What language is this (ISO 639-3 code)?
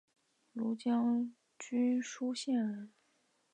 zho